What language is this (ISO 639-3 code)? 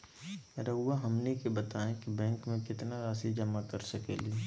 mag